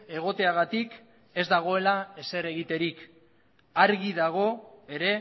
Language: Basque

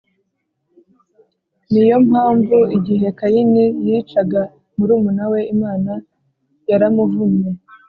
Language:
Kinyarwanda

